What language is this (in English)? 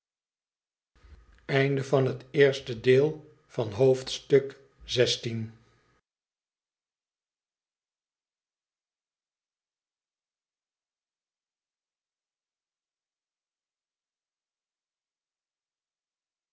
Dutch